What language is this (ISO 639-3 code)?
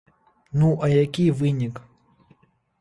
bel